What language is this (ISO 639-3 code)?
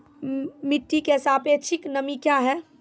mai